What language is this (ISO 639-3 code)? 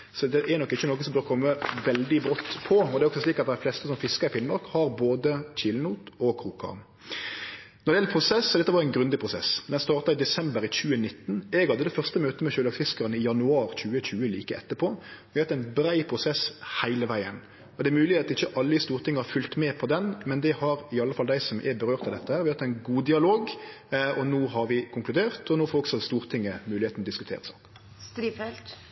nno